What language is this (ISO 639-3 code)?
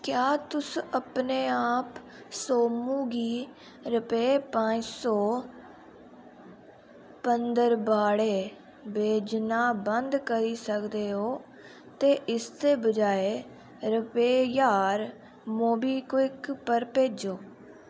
doi